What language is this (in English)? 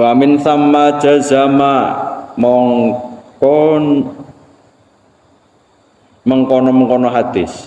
Indonesian